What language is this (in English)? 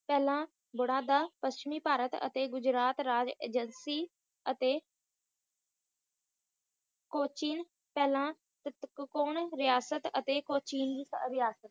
Punjabi